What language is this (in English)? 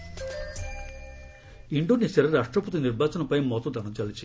Odia